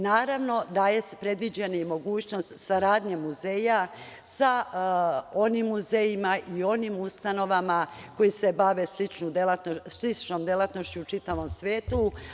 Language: Serbian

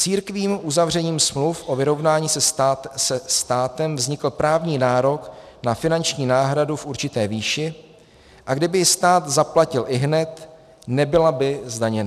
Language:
Czech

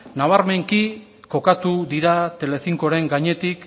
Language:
Basque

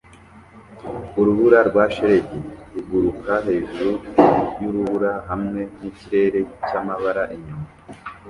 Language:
Kinyarwanda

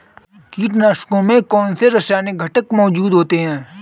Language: Hindi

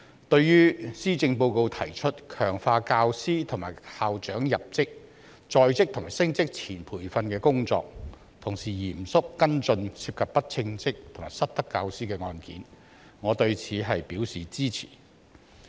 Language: Cantonese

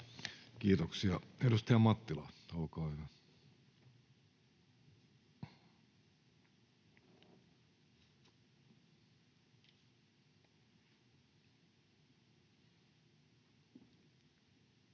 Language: Finnish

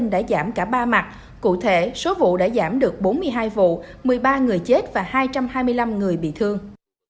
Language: Vietnamese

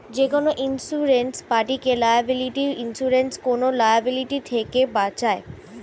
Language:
Bangla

